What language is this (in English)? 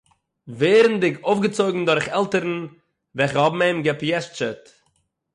Yiddish